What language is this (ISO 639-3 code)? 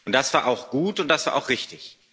deu